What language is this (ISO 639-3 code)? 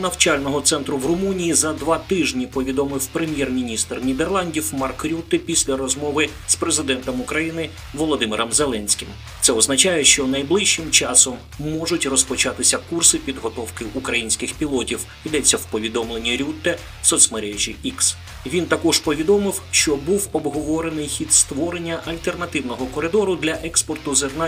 ukr